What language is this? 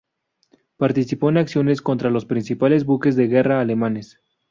Spanish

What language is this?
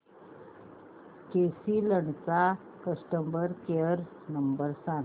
Marathi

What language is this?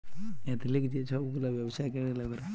Bangla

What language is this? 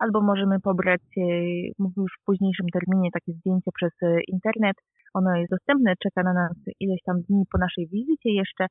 Polish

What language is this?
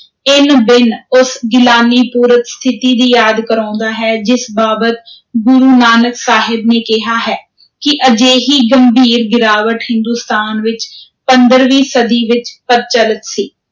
Punjabi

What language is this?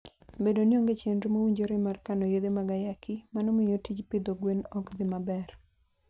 Luo (Kenya and Tanzania)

